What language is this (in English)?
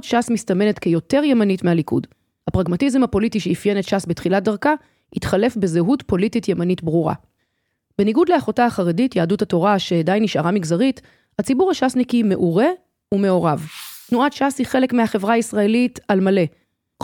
Hebrew